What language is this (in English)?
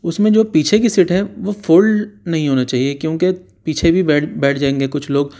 Urdu